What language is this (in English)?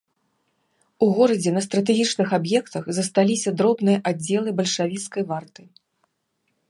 Belarusian